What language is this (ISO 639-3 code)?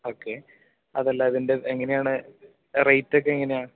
mal